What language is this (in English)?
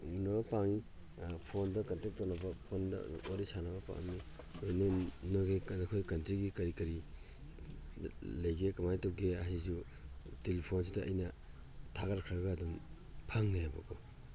Manipuri